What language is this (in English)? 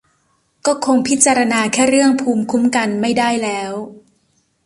Thai